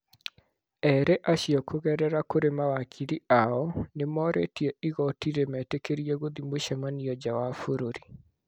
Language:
Kikuyu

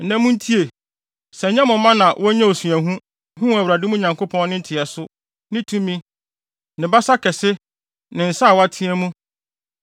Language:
Akan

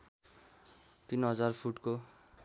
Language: Nepali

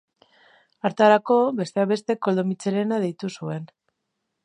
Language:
Basque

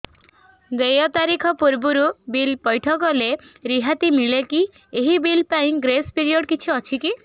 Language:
Odia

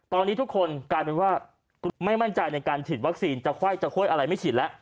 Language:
Thai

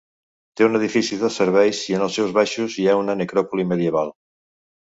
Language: Catalan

